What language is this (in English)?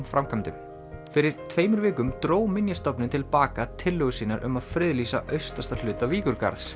Icelandic